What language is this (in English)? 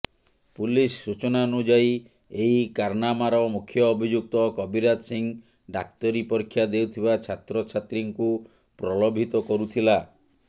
Odia